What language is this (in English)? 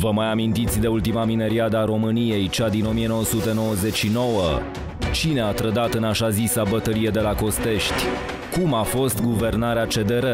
Romanian